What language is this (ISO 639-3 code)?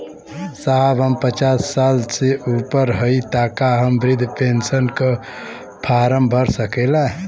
bho